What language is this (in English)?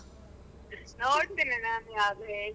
Kannada